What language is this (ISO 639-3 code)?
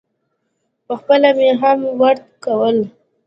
pus